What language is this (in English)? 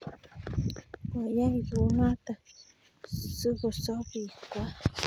Kalenjin